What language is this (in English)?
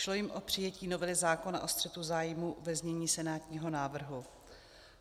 Czech